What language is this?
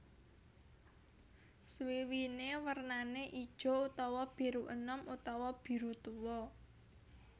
Javanese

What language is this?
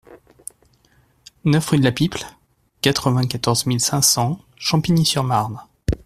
French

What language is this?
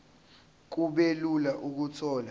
Zulu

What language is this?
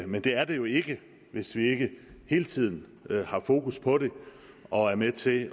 Danish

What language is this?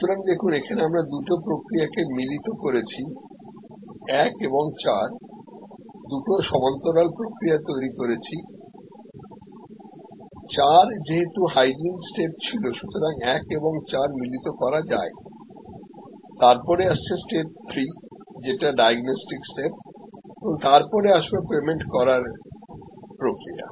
Bangla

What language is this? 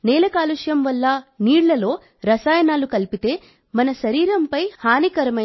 Telugu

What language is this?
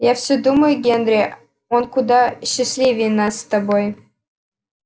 Russian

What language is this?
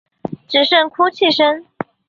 Chinese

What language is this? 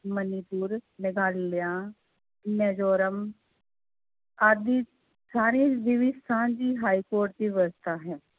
Punjabi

